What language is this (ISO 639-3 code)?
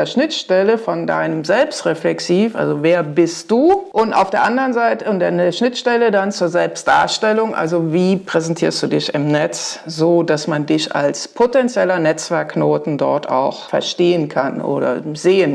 deu